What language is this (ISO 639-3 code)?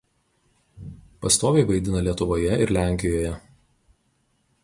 lit